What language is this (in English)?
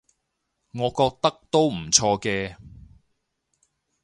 Cantonese